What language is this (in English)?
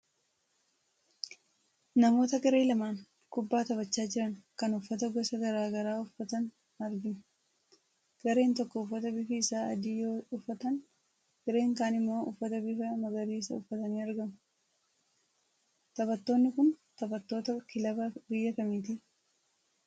Oromo